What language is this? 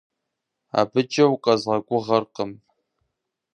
Kabardian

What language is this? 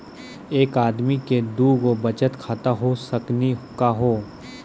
Maithili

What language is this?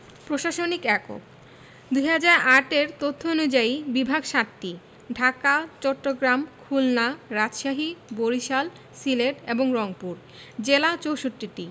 Bangla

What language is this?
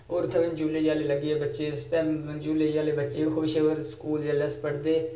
Dogri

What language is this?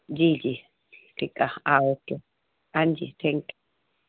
Sindhi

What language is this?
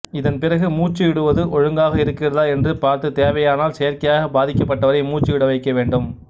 Tamil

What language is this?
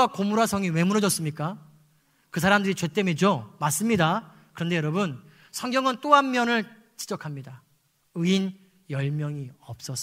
Korean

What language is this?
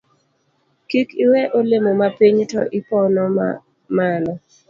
Luo (Kenya and Tanzania)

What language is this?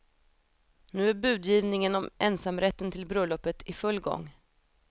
Swedish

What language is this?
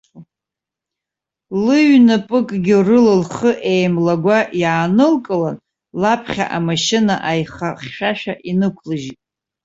Abkhazian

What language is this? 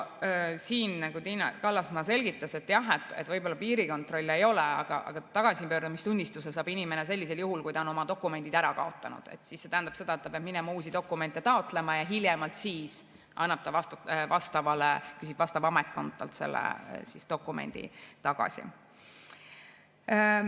Estonian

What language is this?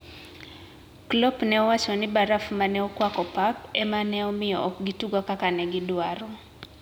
Luo (Kenya and Tanzania)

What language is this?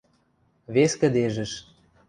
Western Mari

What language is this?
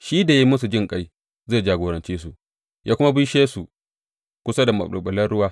Hausa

